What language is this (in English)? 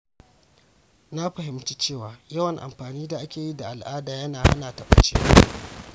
Hausa